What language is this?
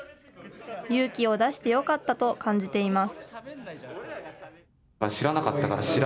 Japanese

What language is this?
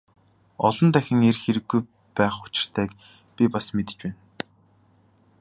Mongolian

